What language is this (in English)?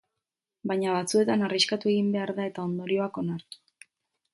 Basque